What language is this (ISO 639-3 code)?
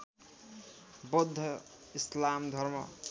nep